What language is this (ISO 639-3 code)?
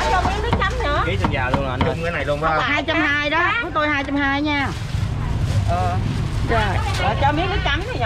vie